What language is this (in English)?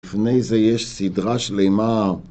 Hebrew